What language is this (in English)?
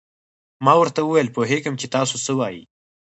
Pashto